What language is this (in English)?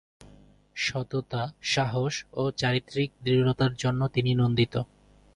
Bangla